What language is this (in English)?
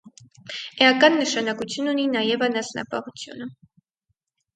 Armenian